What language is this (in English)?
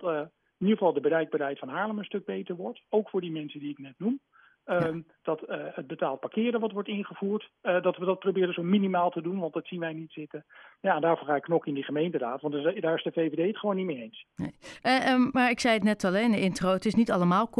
Dutch